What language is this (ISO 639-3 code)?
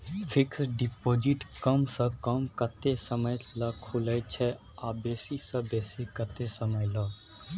mai